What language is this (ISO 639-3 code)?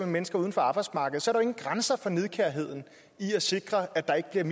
dan